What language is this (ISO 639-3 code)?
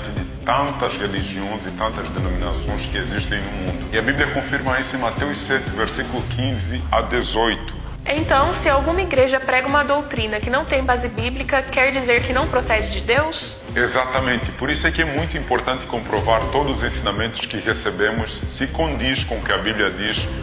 por